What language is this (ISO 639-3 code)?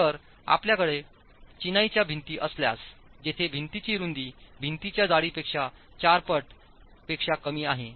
mar